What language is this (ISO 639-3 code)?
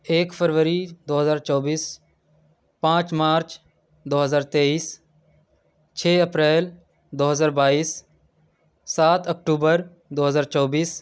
urd